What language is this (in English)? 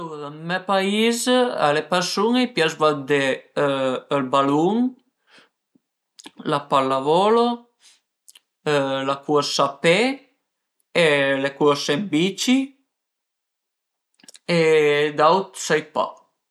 Piedmontese